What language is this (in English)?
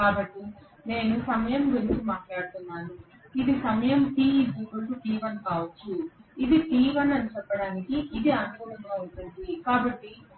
Telugu